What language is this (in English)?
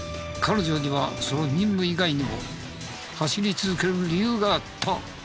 Japanese